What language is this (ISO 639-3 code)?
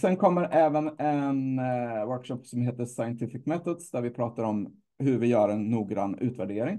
swe